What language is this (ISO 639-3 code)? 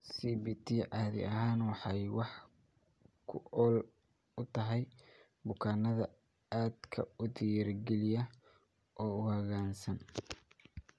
som